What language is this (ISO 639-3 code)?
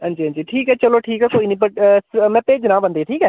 doi